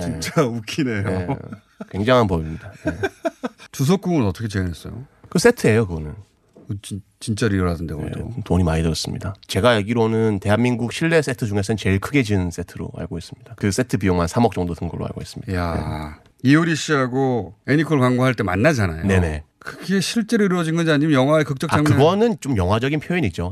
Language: Korean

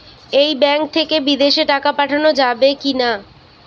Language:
Bangla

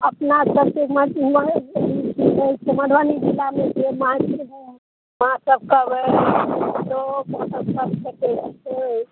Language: Maithili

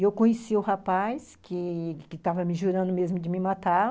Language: Portuguese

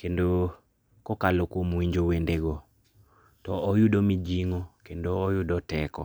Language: Luo (Kenya and Tanzania)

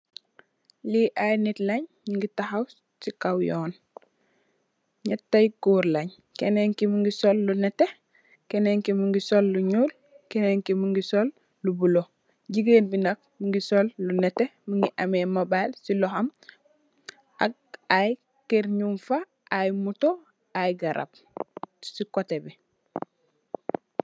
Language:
Wolof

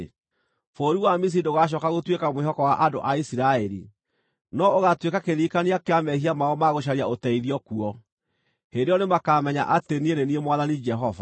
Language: Kikuyu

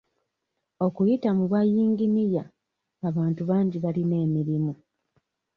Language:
Ganda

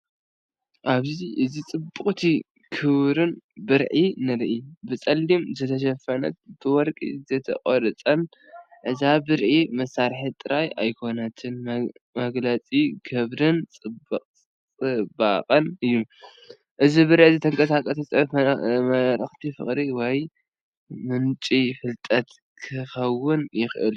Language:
Tigrinya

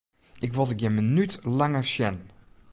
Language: Western Frisian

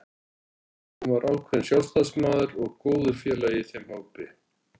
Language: Icelandic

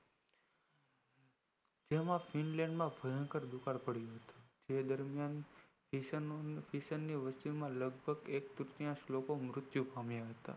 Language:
Gujarati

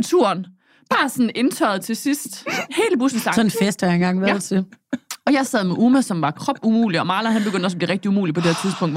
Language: Danish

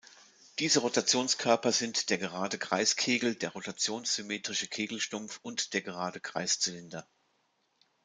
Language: German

